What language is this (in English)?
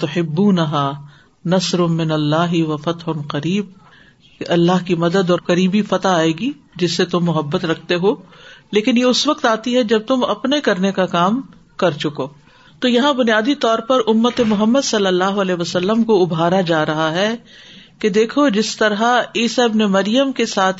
Urdu